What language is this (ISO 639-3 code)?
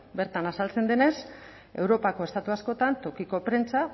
eus